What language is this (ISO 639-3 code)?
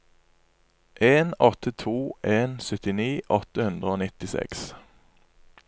nor